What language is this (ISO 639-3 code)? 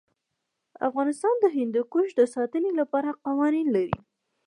pus